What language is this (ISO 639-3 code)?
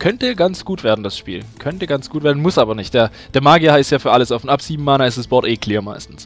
deu